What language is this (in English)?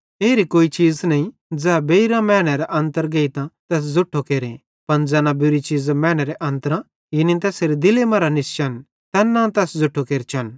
Bhadrawahi